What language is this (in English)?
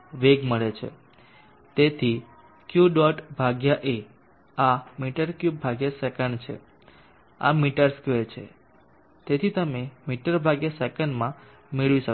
Gujarati